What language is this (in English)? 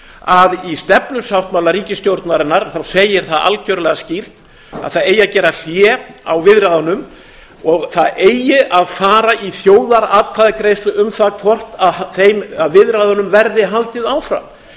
Icelandic